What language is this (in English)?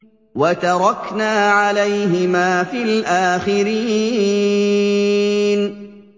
Arabic